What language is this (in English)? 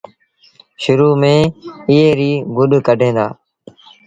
Sindhi Bhil